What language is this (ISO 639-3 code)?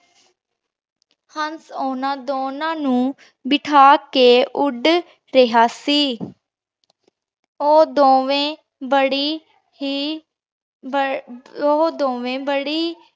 pan